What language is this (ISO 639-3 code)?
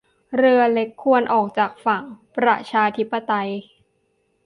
tha